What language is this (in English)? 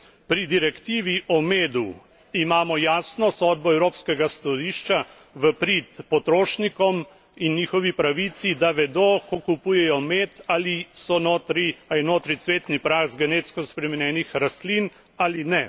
Slovenian